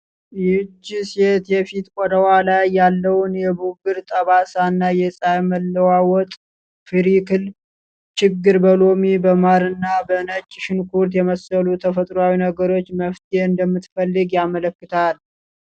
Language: Amharic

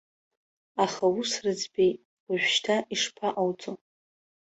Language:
Abkhazian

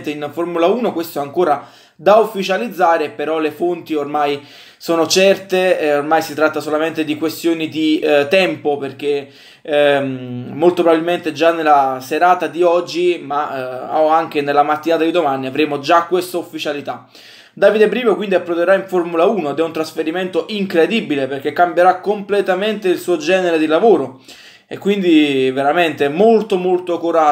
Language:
Italian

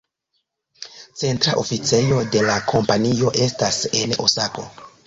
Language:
Esperanto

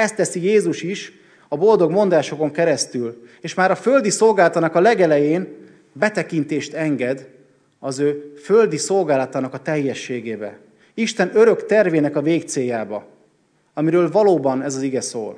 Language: Hungarian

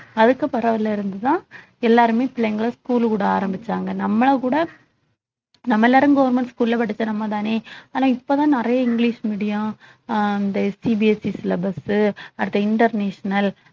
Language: Tamil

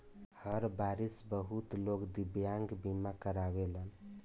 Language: Bhojpuri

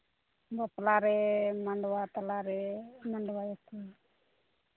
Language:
Santali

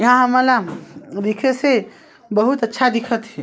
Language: Chhattisgarhi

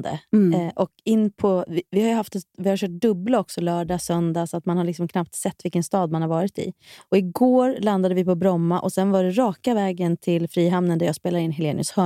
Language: Swedish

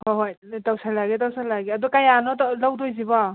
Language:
Manipuri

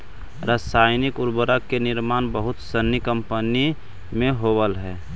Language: Magahi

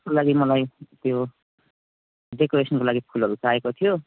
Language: Nepali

